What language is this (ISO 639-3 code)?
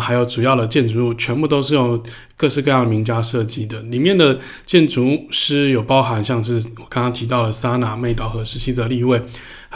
zho